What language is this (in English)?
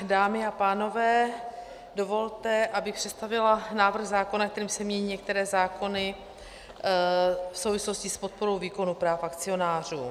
Czech